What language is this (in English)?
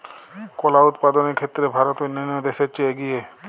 Bangla